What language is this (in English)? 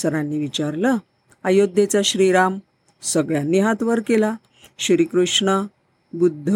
Marathi